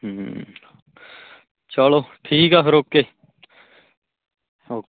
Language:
Punjabi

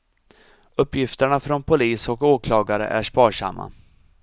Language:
Swedish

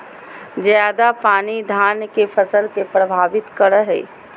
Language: Magahi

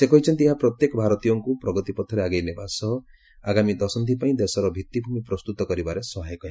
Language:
Odia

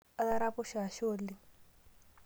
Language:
Masai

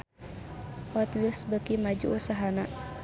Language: Sundanese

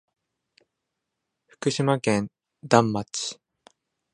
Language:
Japanese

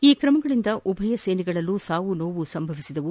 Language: Kannada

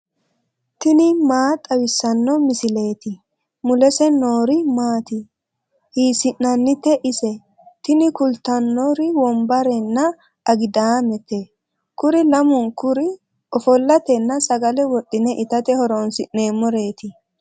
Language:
Sidamo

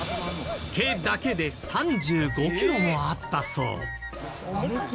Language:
Japanese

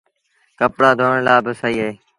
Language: Sindhi Bhil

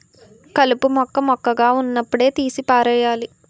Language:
Telugu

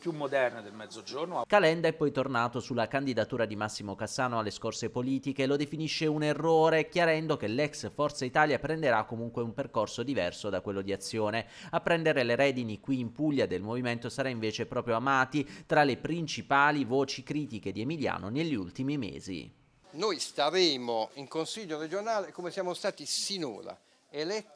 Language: Italian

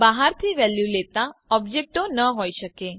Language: Gujarati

